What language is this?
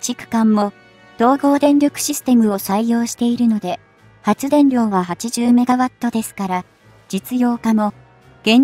Japanese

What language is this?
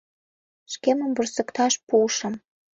Mari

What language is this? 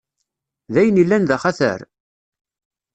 Kabyle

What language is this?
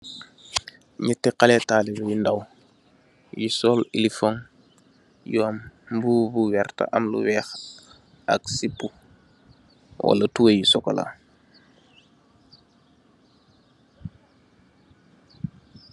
Wolof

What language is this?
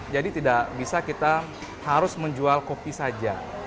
Indonesian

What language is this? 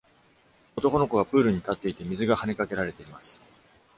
Japanese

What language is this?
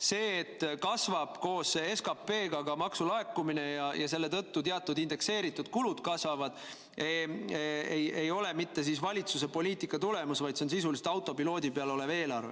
Estonian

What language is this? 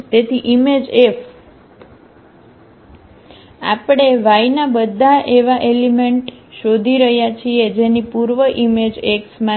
Gujarati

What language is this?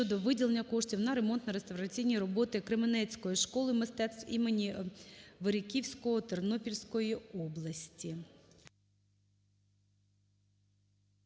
Ukrainian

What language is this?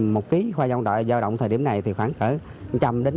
Vietnamese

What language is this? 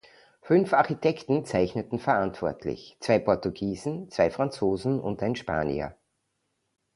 German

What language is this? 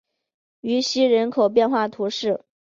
Chinese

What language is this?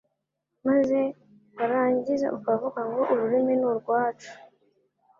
Kinyarwanda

